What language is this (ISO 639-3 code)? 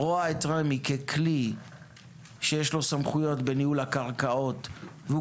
heb